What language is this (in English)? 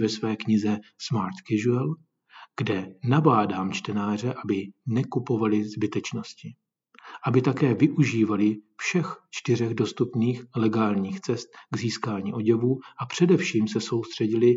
Czech